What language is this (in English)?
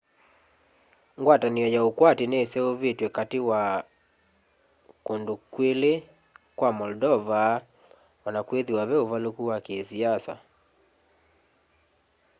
Kamba